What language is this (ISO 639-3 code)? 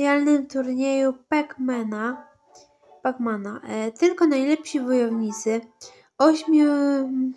pol